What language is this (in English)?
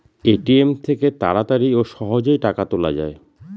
Bangla